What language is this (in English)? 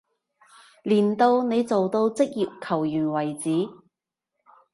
Cantonese